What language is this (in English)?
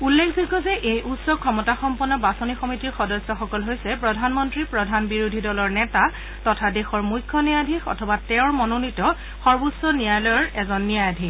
Assamese